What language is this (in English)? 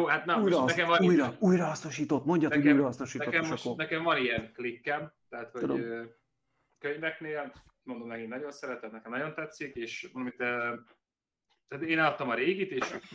Hungarian